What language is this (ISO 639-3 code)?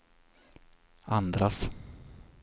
swe